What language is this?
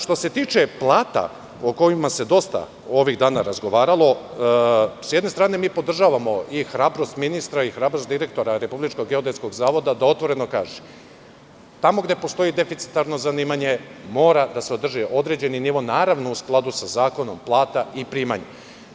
Serbian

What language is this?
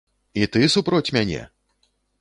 Belarusian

